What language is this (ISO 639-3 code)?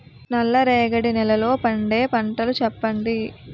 tel